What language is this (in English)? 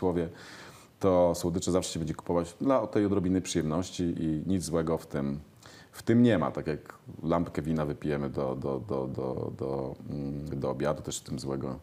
Polish